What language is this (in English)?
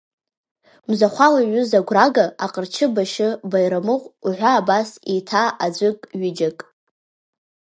Abkhazian